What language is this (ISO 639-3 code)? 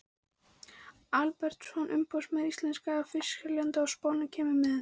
isl